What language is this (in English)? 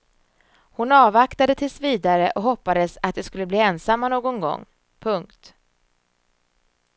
Swedish